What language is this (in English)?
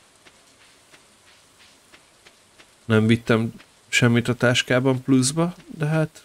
Hungarian